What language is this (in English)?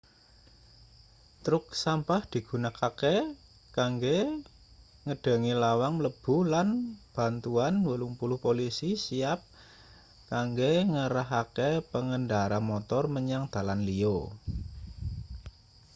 Javanese